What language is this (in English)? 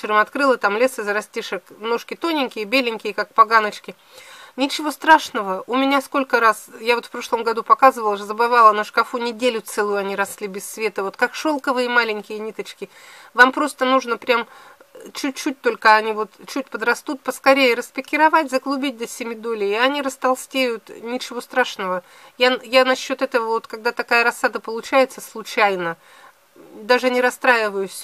Russian